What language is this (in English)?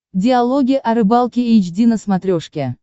Russian